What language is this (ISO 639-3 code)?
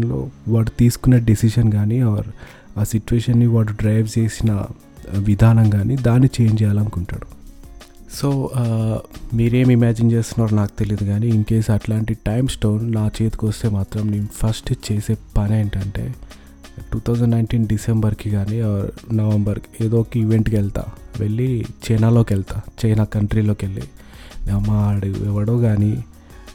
tel